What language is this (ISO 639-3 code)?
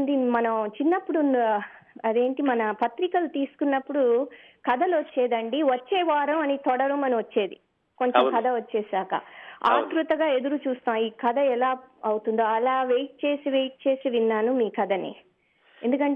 tel